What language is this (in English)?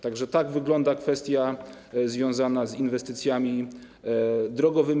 Polish